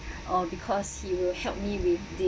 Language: English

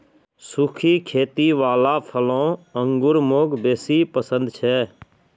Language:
Magahi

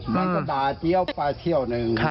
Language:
Thai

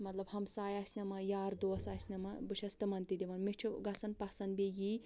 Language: Kashmiri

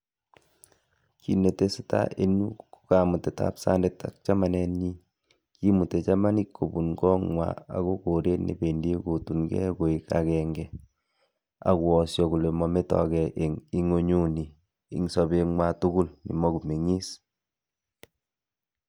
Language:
Kalenjin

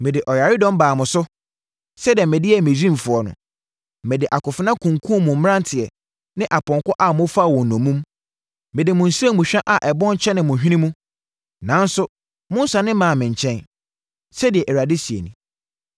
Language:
Akan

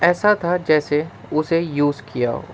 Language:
Urdu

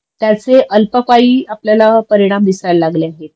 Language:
Marathi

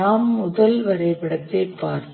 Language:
Tamil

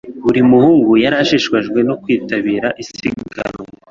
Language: Kinyarwanda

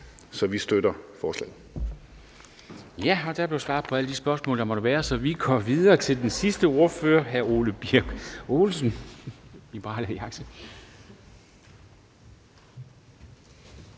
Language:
Danish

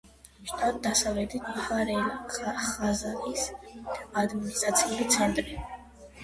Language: Georgian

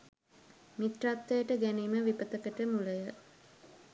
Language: Sinhala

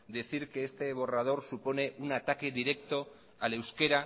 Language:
Spanish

